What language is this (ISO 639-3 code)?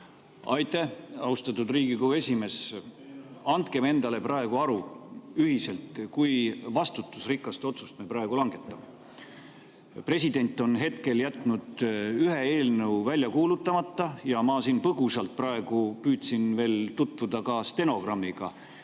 est